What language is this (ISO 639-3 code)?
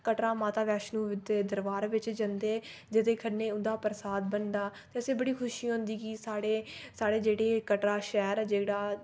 doi